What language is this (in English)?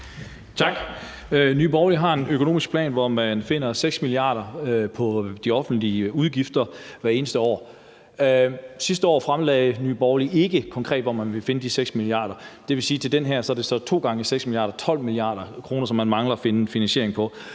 Danish